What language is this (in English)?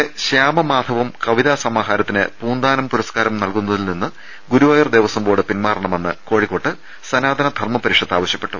Malayalam